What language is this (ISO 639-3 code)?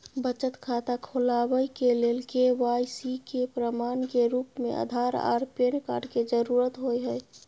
mai